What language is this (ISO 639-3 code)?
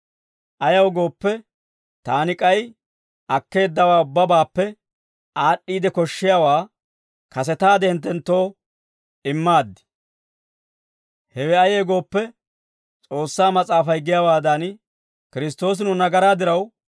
dwr